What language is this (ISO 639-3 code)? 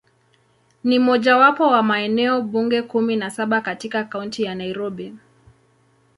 swa